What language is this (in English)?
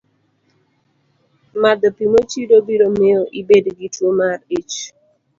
Luo (Kenya and Tanzania)